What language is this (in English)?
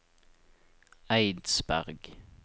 Norwegian